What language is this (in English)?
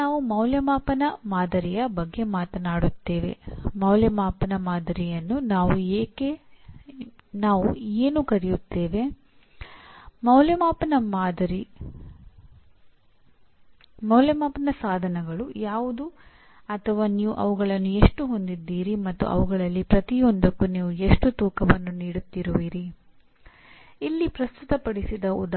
Kannada